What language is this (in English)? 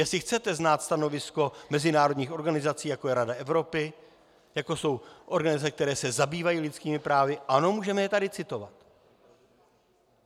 Czech